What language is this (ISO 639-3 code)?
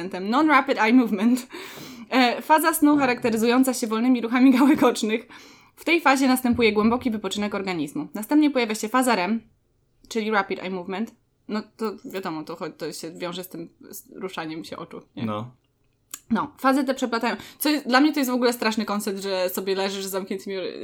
pol